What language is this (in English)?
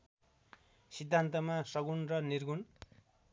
Nepali